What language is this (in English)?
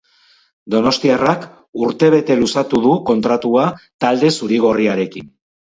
Basque